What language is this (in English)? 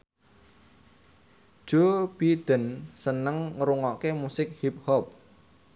Javanese